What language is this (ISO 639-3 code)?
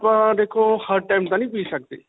pan